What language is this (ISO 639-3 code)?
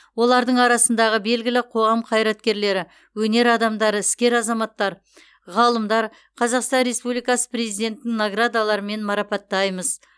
kaz